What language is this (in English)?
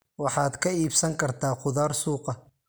Somali